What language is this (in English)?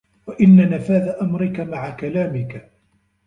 Arabic